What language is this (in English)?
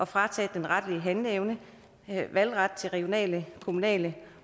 Danish